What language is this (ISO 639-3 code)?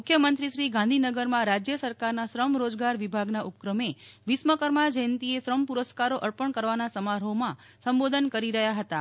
guj